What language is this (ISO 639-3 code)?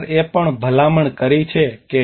guj